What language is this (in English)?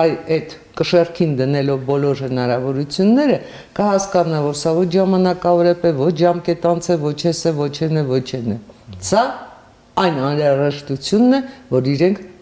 Romanian